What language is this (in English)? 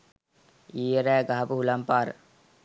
Sinhala